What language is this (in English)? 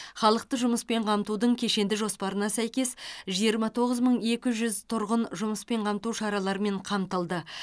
Kazakh